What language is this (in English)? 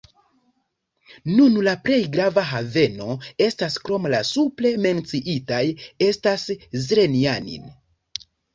Esperanto